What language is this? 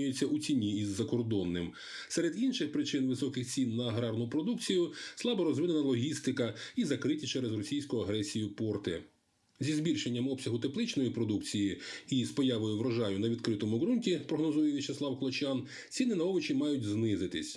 Ukrainian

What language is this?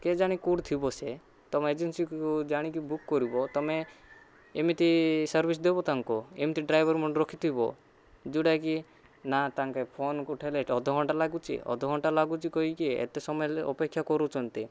Odia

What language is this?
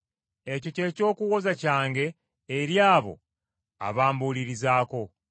Ganda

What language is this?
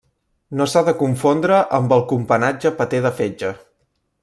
Catalan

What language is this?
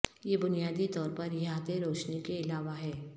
Urdu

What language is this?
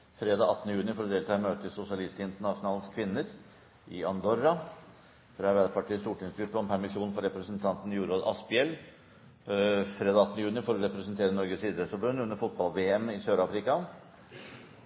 Norwegian Bokmål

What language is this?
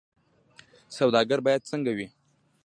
Pashto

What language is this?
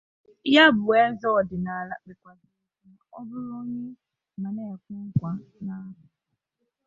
Igbo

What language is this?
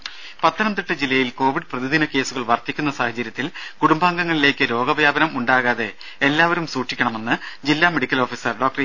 Malayalam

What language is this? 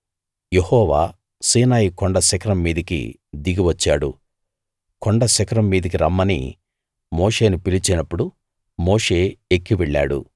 Telugu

